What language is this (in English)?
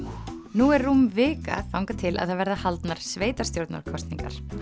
Icelandic